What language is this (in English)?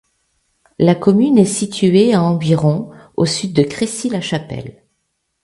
French